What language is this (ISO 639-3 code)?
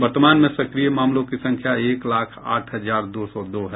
hin